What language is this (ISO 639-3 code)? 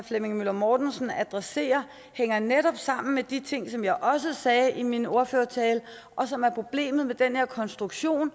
dan